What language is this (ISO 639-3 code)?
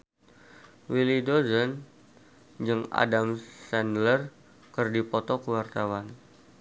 sun